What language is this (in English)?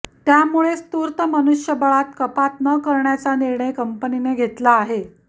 Marathi